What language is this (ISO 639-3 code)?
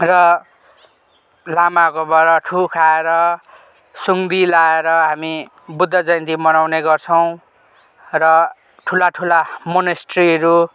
nep